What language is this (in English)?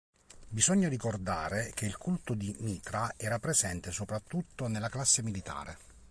Italian